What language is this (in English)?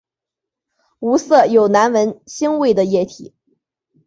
Chinese